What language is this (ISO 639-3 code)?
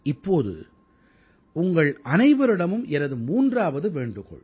tam